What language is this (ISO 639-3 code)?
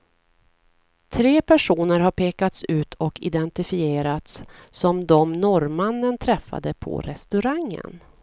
swe